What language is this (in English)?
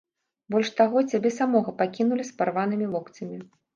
Belarusian